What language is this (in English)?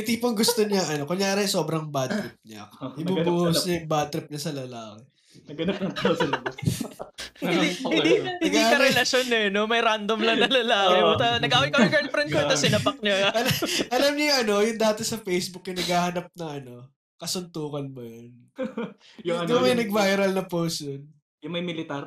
Filipino